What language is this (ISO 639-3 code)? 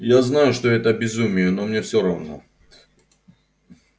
rus